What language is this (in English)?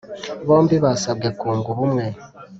Kinyarwanda